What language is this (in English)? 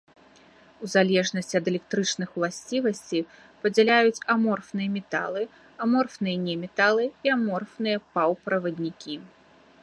Belarusian